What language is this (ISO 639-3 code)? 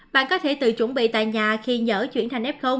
vie